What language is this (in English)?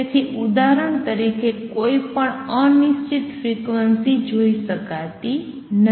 Gujarati